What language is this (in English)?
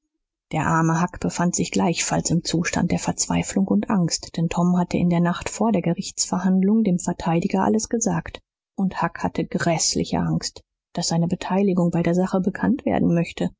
German